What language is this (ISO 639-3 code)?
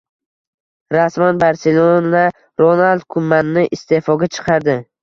uzb